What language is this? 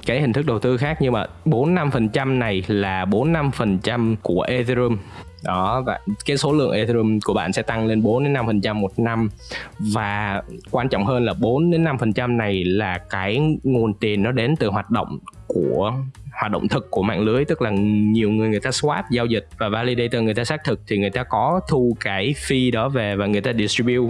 Vietnamese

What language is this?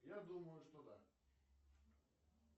Russian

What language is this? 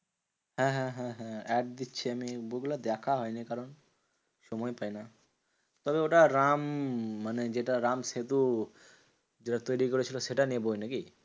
Bangla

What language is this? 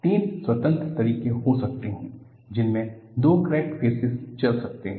Hindi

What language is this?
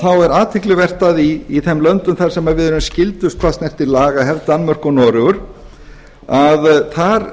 Icelandic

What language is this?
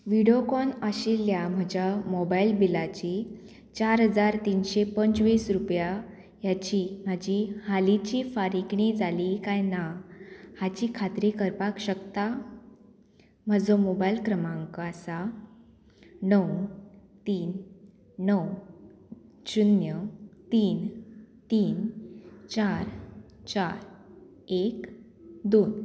Konkani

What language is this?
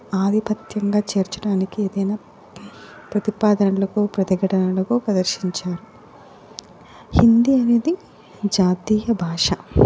Telugu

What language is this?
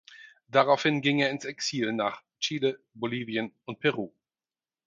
German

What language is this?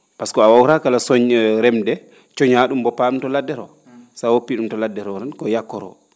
Fula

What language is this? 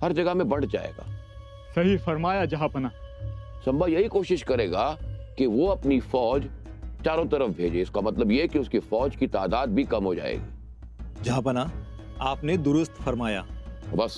Hindi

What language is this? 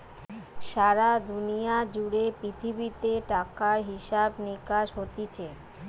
Bangla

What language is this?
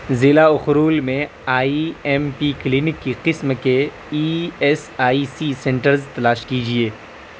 Urdu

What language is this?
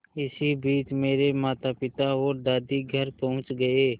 Hindi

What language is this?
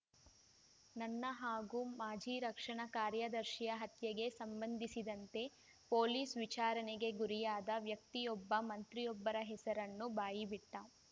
Kannada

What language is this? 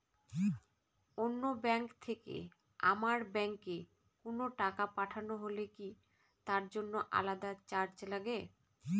Bangla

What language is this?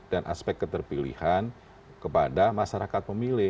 Indonesian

